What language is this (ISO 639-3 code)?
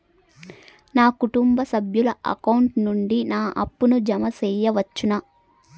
tel